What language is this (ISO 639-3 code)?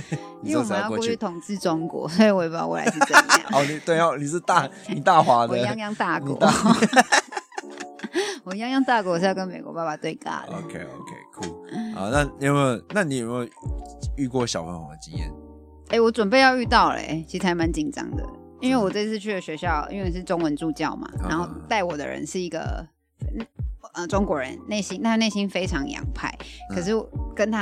zho